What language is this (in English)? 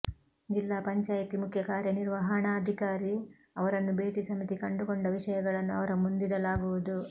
Kannada